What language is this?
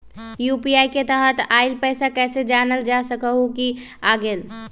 Magahi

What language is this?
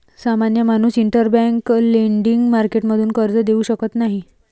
Marathi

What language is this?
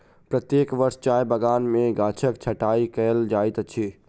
Maithili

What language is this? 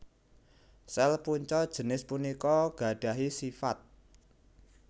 Javanese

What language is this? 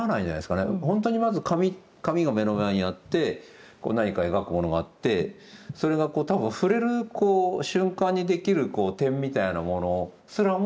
Japanese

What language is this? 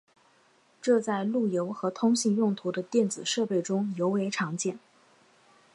Chinese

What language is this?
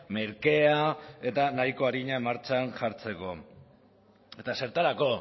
Basque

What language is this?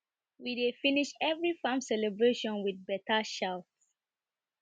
Nigerian Pidgin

